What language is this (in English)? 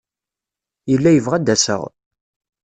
Kabyle